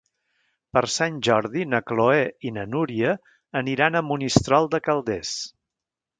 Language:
Catalan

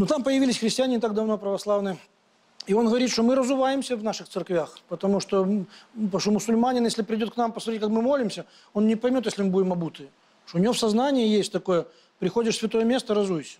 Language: Russian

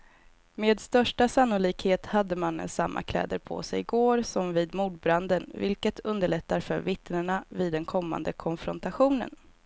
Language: Swedish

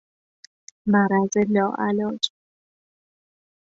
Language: Persian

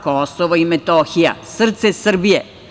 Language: Serbian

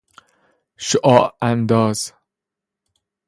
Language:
Persian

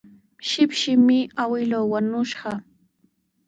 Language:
Sihuas Ancash Quechua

